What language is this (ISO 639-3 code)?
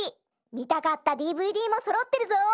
jpn